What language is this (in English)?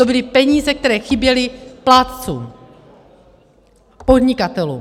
Czech